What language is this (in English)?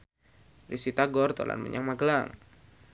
Javanese